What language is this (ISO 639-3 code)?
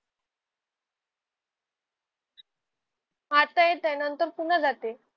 mar